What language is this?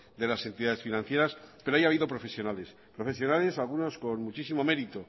Spanish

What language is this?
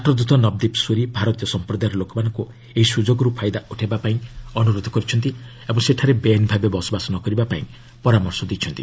Odia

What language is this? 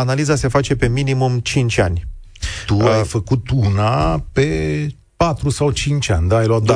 Romanian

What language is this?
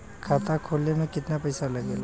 Bhojpuri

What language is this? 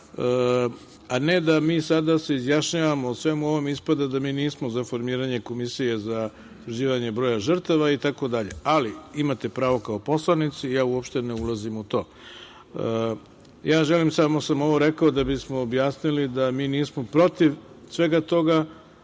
Serbian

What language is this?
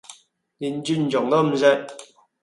Cantonese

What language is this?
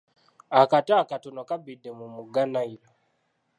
Ganda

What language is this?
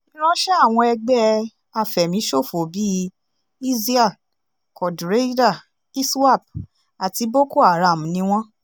Yoruba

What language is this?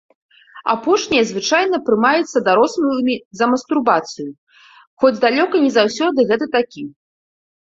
Belarusian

